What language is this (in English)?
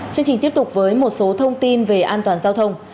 Vietnamese